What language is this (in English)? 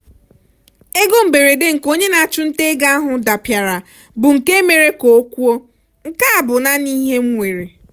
Igbo